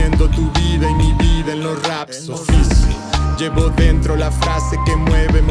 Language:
Spanish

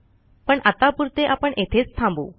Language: Marathi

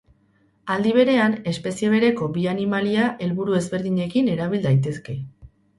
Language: Basque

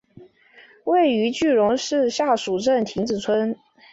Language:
Chinese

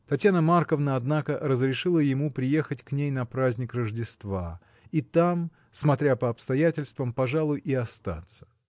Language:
Russian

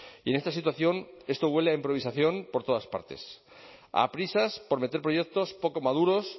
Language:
Spanish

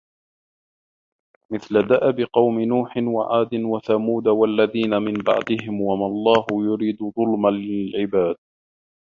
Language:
Arabic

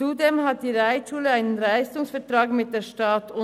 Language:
Swiss German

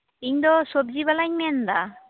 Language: Santali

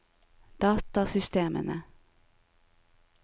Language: Norwegian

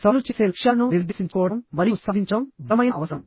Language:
Telugu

